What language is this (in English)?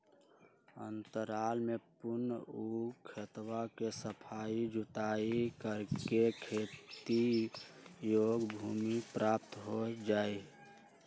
Magahi